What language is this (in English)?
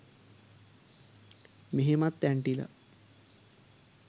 Sinhala